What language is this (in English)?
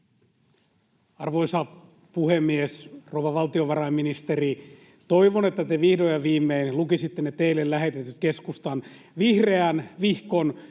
Finnish